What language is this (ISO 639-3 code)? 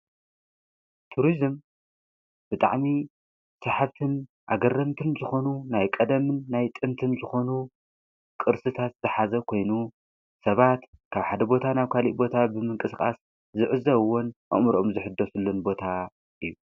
tir